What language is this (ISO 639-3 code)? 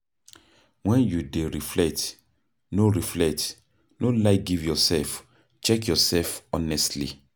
pcm